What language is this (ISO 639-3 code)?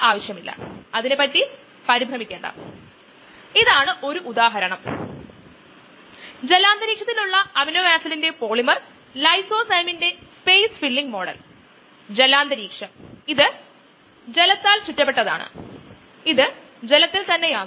mal